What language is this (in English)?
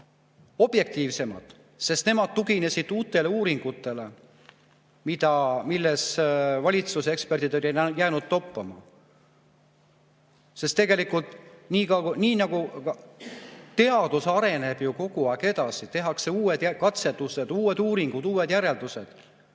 Estonian